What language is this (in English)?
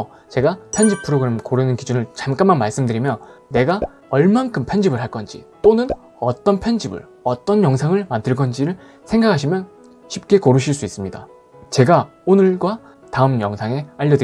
Korean